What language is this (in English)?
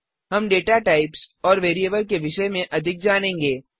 Hindi